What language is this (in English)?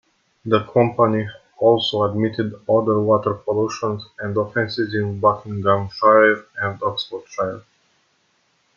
English